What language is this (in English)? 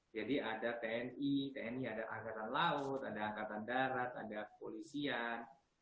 Indonesian